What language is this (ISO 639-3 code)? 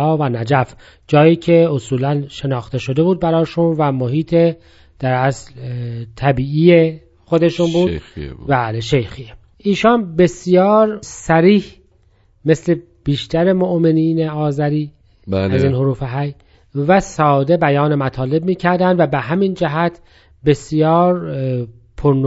fas